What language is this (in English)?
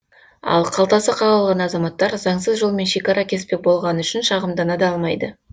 Kazakh